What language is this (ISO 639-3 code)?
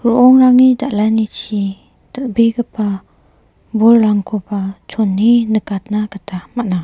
grt